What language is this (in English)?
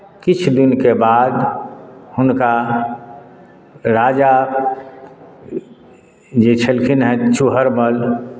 Maithili